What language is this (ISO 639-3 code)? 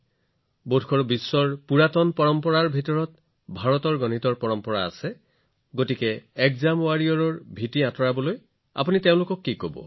asm